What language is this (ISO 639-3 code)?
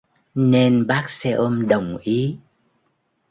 vie